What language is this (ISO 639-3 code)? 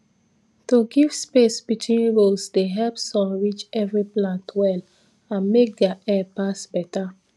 pcm